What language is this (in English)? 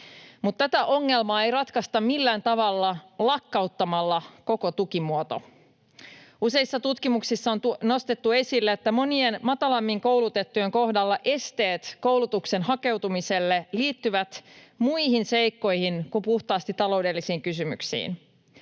Finnish